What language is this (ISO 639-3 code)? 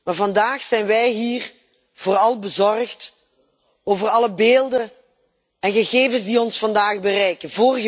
nld